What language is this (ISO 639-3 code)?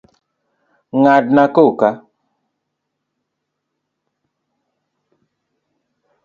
luo